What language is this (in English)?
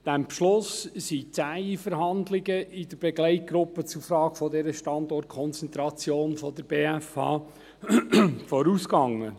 Swiss German